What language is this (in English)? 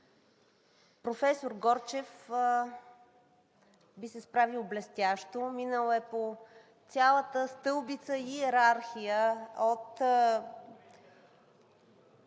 Bulgarian